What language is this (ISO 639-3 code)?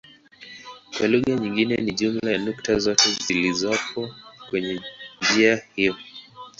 swa